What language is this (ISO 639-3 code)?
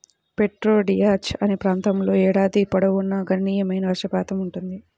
tel